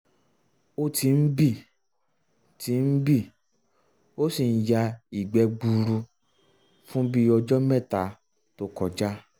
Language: Yoruba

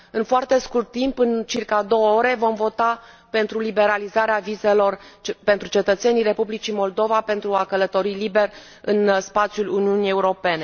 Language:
Romanian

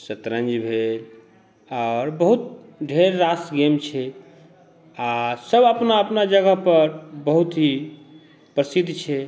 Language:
Maithili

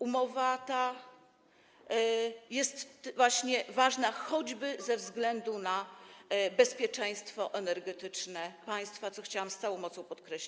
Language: Polish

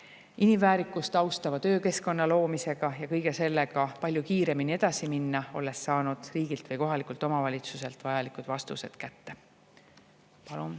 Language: Estonian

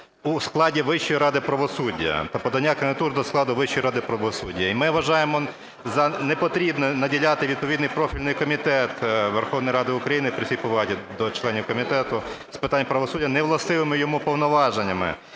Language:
Ukrainian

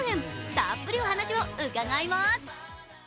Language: Japanese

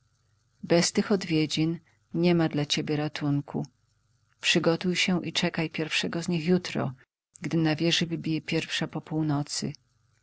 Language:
Polish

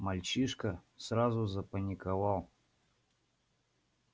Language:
Russian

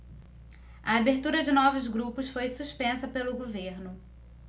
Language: Portuguese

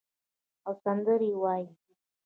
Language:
Pashto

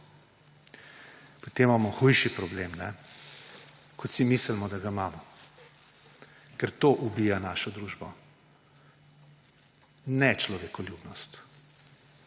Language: Slovenian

